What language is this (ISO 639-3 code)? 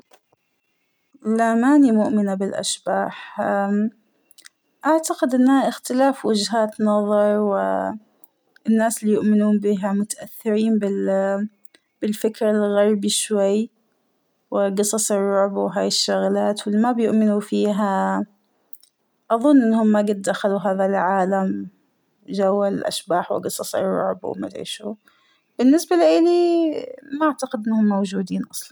acw